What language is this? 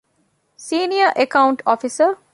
Divehi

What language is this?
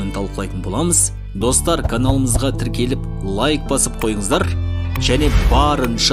Turkish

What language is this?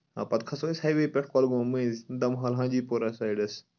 Kashmiri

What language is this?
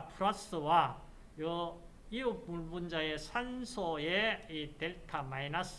Korean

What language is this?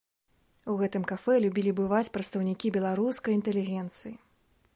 Belarusian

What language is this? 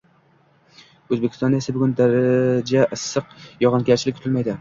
Uzbek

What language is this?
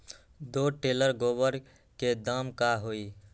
Magahi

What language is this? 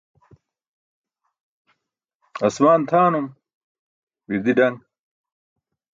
Burushaski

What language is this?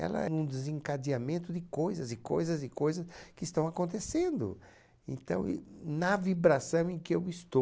Portuguese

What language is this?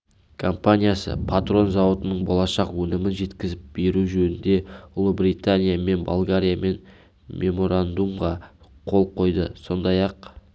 Kazakh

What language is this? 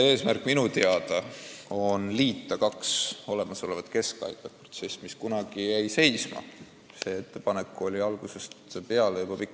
Estonian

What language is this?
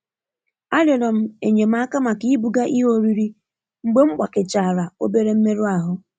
Igbo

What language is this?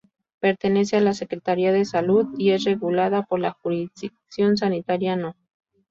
Spanish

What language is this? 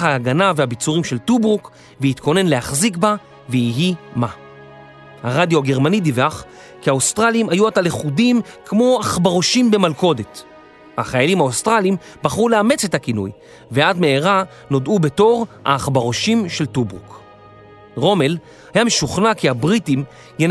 Hebrew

